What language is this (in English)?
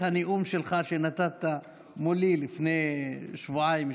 Hebrew